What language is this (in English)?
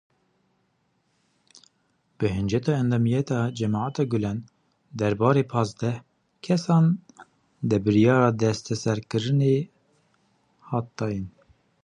Kurdish